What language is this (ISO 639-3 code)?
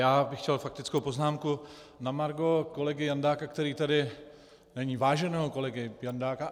ces